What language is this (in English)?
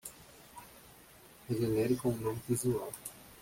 Portuguese